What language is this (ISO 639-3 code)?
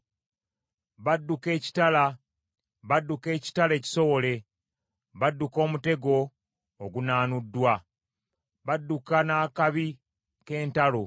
lug